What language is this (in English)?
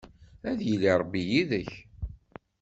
Kabyle